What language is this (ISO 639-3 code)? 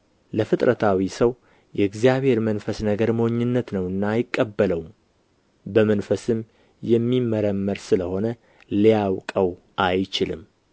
amh